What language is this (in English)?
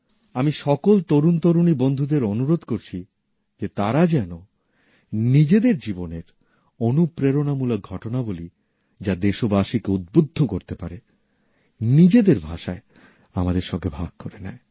Bangla